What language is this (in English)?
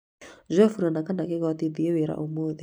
Kikuyu